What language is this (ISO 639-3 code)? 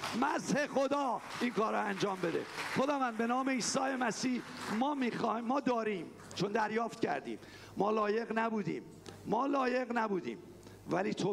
fas